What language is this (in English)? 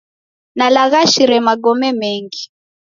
Taita